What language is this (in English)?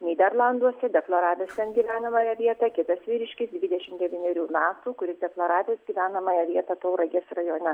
Lithuanian